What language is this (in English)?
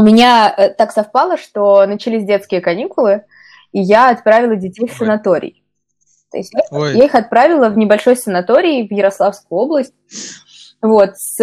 Russian